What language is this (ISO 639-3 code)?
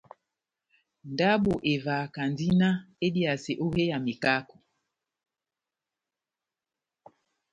bnm